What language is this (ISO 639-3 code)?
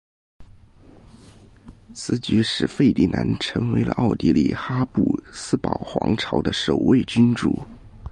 zho